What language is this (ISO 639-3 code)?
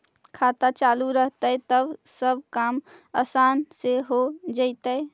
mag